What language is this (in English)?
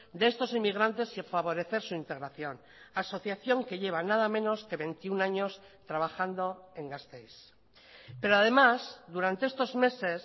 Spanish